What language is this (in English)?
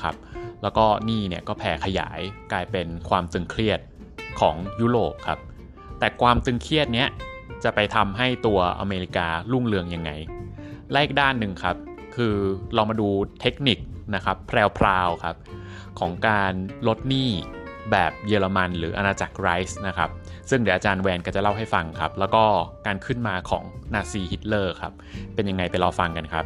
Thai